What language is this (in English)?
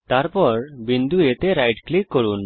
Bangla